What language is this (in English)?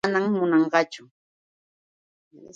Yauyos Quechua